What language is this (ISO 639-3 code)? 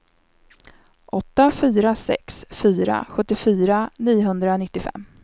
swe